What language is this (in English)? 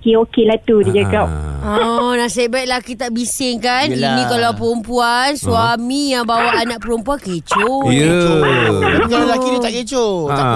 Malay